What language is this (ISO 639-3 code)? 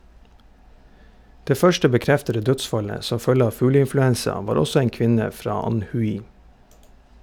nor